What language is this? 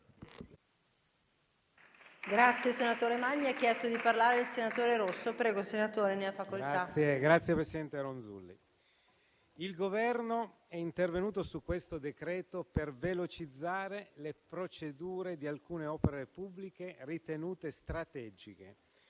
Italian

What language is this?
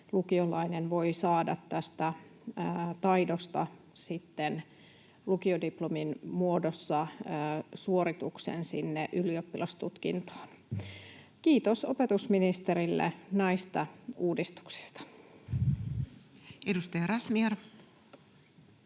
Finnish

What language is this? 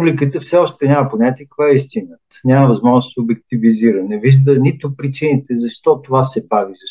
Bulgarian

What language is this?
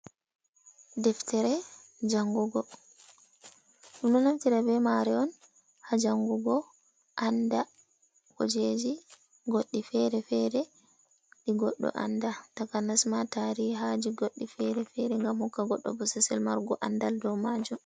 Fula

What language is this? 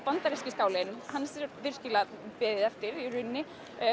Icelandic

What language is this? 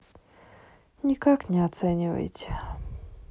Russian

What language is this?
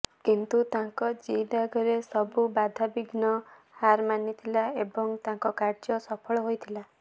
Odia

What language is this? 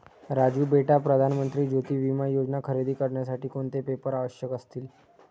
Marathi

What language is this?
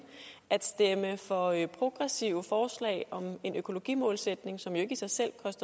Danish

